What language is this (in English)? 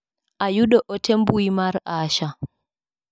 Luo (Kenya and Tanzania)